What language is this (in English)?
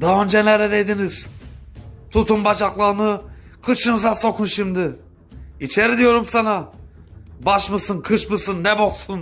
Turkish